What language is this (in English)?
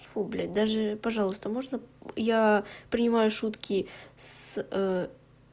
Russian